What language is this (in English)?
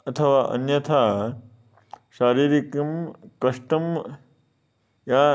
Sanskrit